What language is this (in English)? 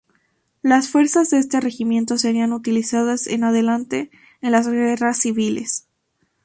Spanish